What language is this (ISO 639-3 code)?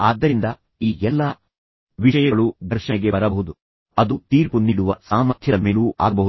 kan